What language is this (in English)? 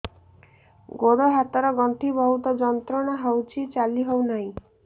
Odia